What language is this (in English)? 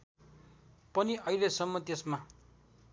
Nepali